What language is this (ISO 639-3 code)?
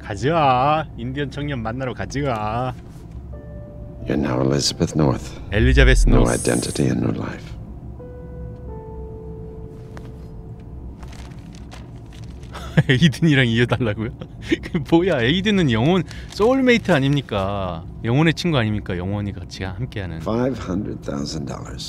kor